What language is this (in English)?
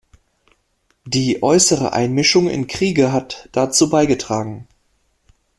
German